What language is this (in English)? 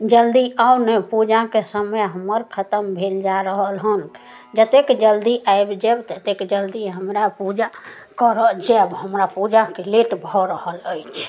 Maithili